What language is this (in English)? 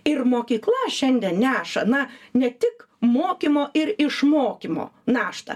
Lithuanian